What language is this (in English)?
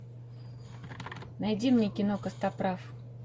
Russian